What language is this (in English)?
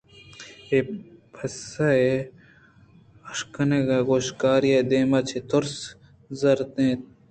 Eastern Balochi